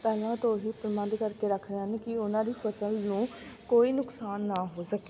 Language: Punjabi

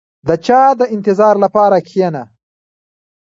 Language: Pashto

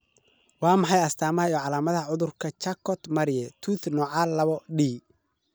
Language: Somali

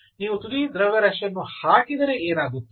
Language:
Kannada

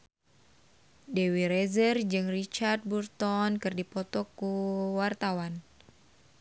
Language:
Sundanese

